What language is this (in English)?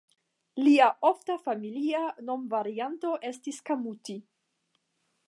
Esperanto